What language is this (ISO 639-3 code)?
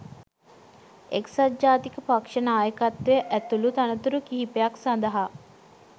sin